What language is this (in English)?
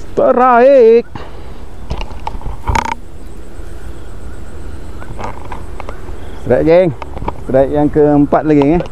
Malay